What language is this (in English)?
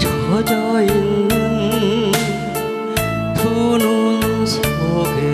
Korean